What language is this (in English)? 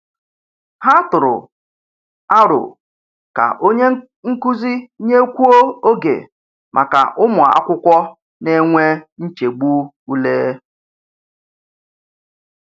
Igbo